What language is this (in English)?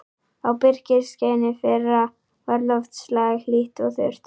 Icelandic